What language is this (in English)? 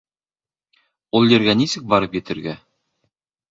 Bashkir